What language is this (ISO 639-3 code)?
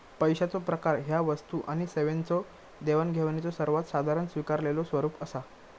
mar